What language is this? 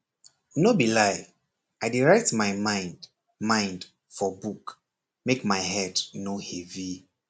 Nigerian Pidgin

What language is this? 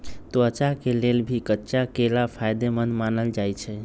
Magahi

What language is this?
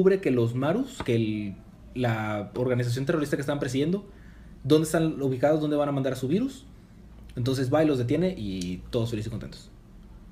Spanish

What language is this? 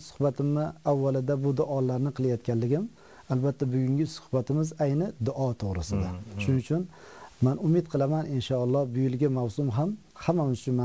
Turkish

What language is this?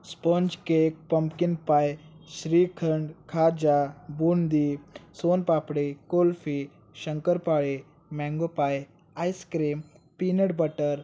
Marathi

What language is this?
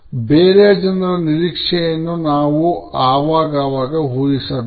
Kannada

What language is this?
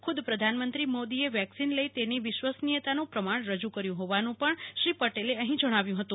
Gujarati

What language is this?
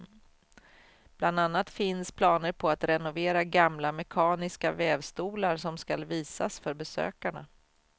Swedish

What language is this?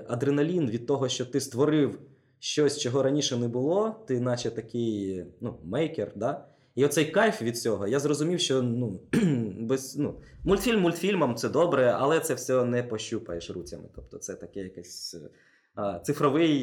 Ukrainian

